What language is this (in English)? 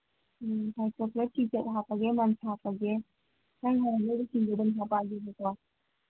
Manipuri